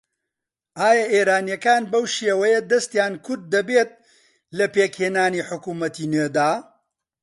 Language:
Central Kurdish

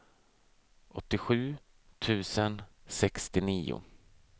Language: Swedish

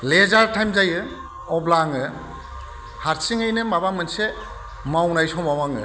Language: Bodo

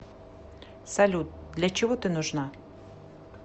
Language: Russian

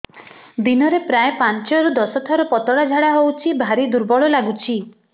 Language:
Odia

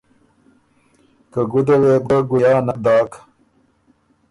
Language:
Ormuri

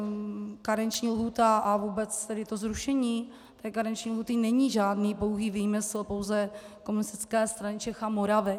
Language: Czech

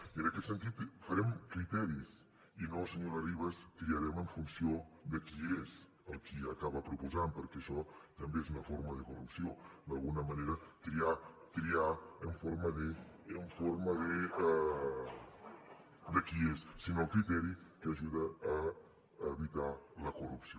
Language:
Catalan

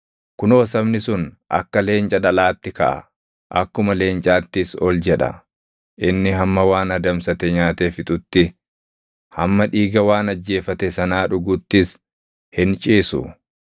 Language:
Oromo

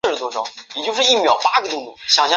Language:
Chinese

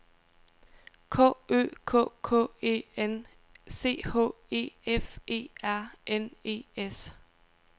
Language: Danish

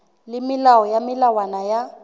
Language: Southern Sotho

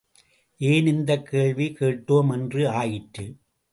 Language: Tamil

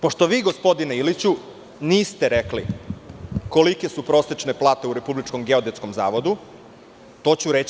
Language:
Serbian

